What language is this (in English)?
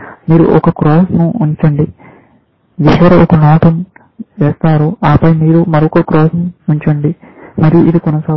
Telugu